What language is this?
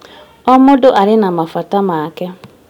Kikuyu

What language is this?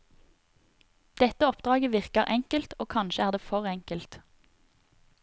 Norwegian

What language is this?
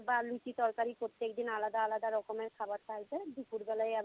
Bangla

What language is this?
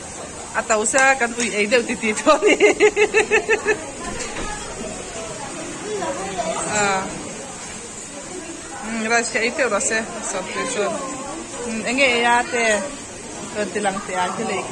Arabic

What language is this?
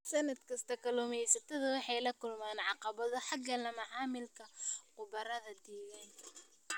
Somali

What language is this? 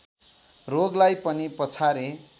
Nepali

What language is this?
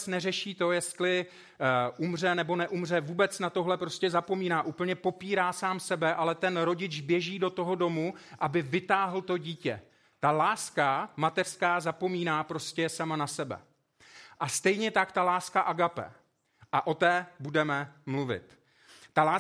Czech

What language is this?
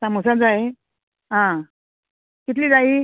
Konkani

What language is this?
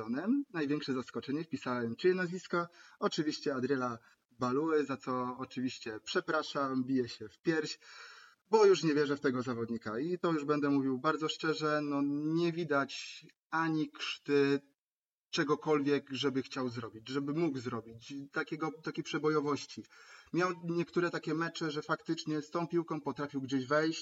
Polish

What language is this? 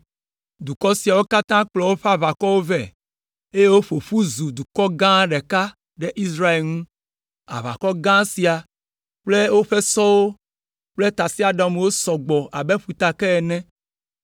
Ewe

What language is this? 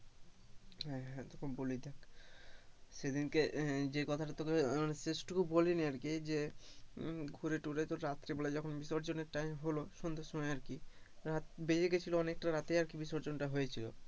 Bangla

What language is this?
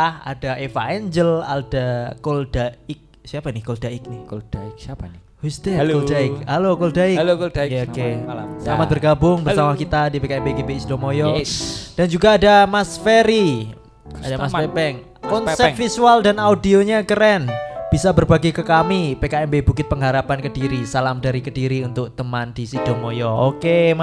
Indonesian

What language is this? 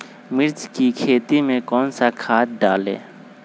Magahi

